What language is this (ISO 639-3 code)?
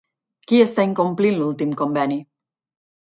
cat